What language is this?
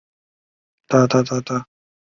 Chinese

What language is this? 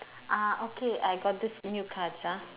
English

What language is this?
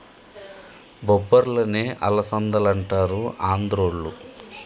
Telugu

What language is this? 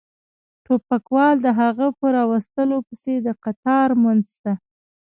Pashto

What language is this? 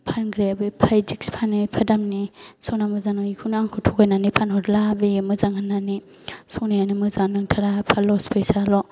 Bodo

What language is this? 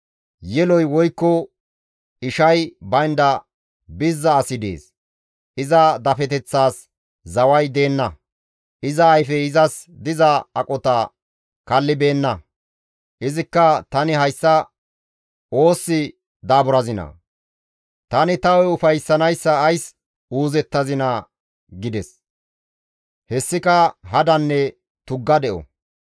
Gamo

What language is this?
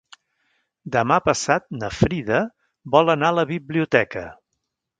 Catalan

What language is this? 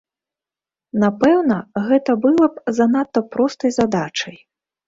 Belarusian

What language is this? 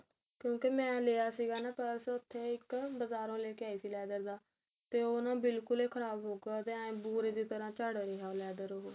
Punjabi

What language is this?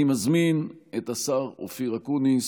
Hebrew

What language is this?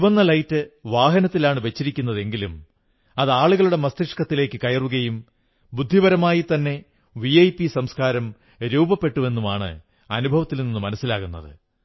Malayalam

